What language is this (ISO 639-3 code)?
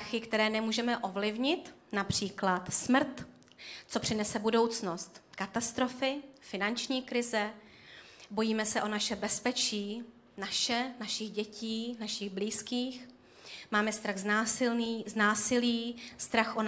ces